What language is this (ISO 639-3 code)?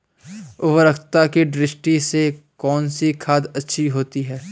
hin